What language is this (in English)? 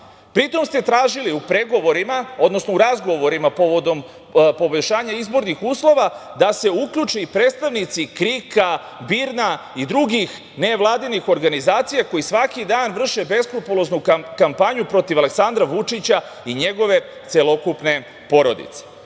Serbian